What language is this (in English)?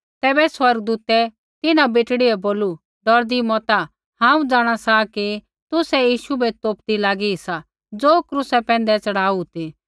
Kullu Pahari